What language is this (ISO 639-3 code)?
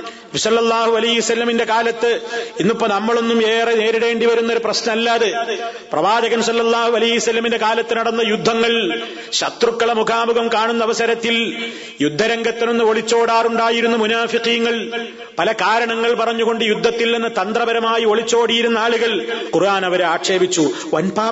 mal